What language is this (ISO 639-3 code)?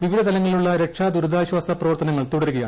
mal